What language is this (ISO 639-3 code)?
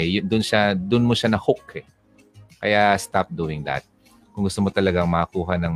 fil